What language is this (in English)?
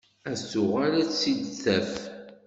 Kabyle